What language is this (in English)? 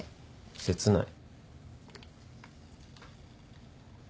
Japanese